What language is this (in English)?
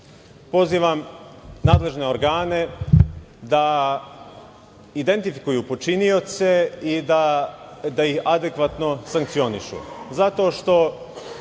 Serbian